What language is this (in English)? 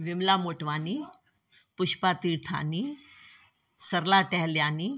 Sindhi